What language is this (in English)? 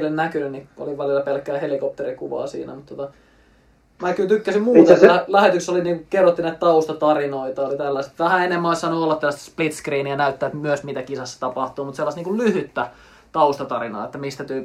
Finnish